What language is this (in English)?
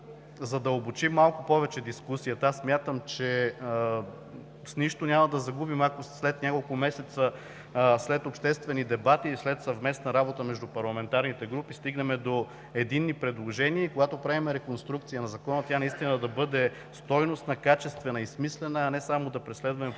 Bulgarian